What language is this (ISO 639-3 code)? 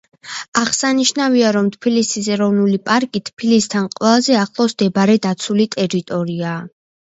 kat